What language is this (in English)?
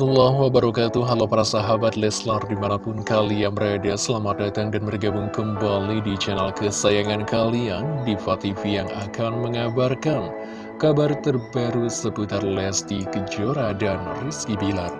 Indonesian